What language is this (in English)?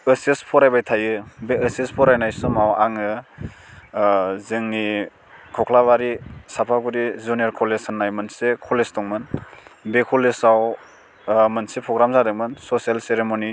Bodo